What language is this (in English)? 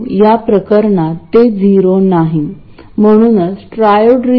Marathi